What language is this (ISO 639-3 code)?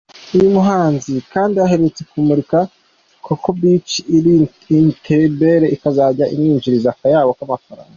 kin